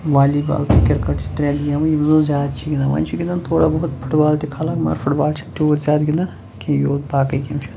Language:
Kashmiri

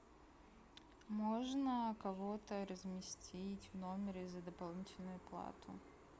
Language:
Russian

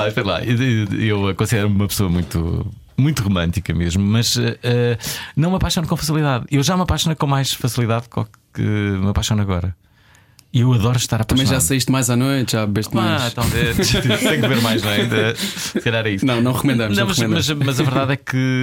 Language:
Portuguese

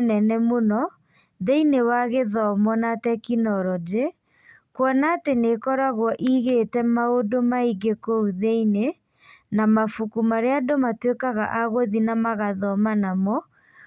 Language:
Kikuyu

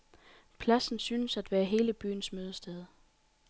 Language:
Danish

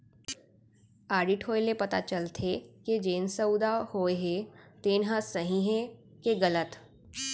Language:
Chhattisgarhi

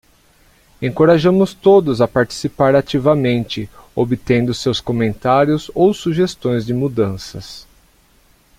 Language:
Portuguese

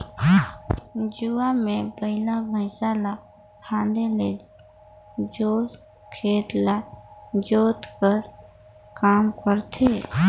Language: Chhattisgarhi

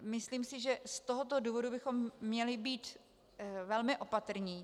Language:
Czech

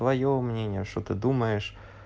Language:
Russian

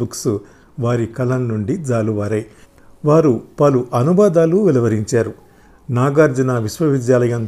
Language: Telugu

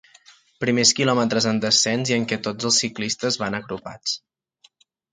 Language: Catalan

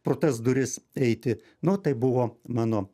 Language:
Lithuanian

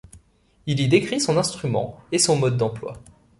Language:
French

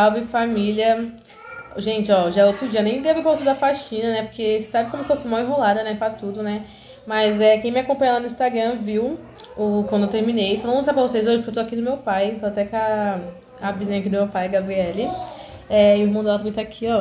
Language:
Portuguese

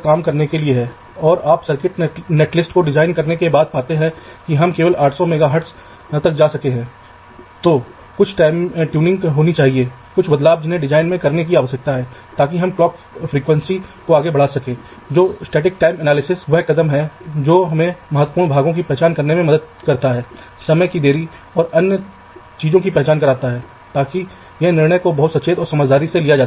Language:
Hindi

